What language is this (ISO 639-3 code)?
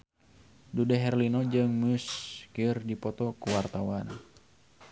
sun